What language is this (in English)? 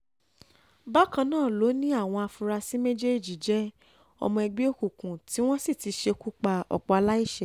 Yoruba